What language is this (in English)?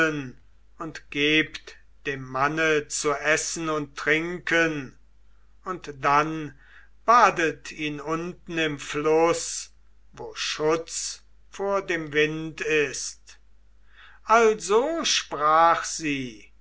German